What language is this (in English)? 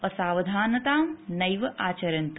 Sanskrit